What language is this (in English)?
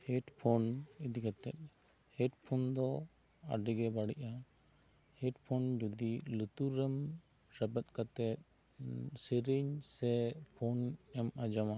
Santali